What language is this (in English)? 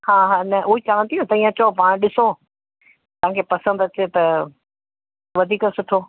Sindhi